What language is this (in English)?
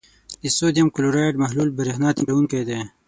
Pashto